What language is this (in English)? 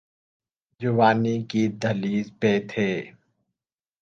Urdu